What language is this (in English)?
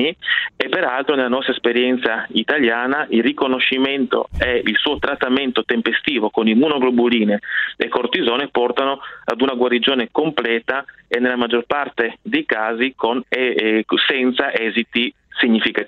Italian